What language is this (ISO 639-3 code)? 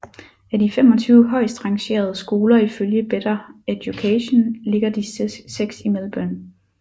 dan